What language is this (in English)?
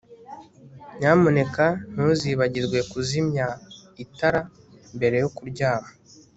Kinyarwanda